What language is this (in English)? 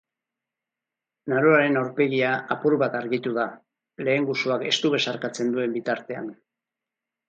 Basque